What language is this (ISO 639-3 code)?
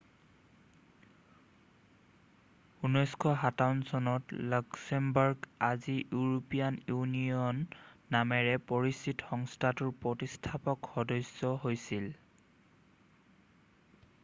asm